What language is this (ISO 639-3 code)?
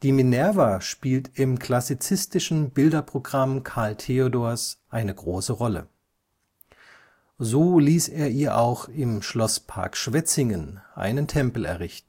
deu